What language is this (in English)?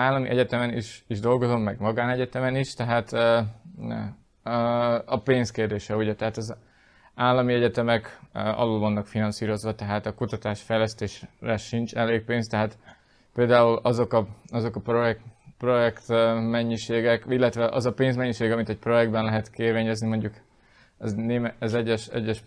Hungarian